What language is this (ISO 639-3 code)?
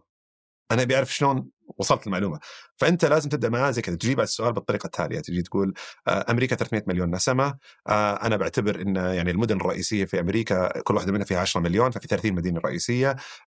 ara